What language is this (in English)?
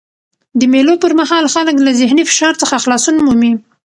Pashto